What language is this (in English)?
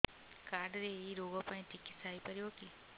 Odia